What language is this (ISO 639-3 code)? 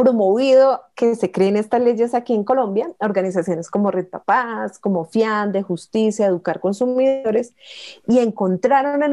spa